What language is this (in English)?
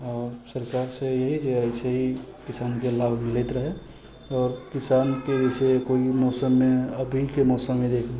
Maithili